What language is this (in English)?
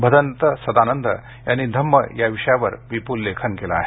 Marathi